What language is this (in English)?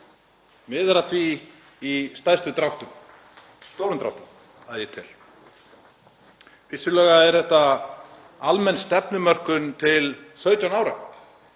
Icelandic